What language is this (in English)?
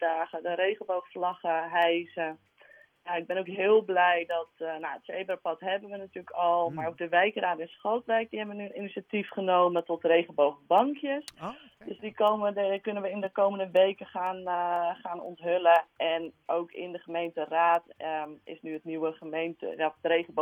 Dutch